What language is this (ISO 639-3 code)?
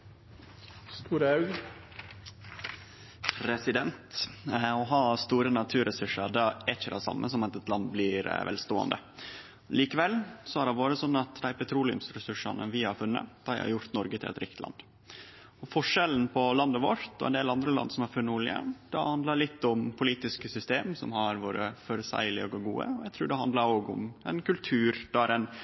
nno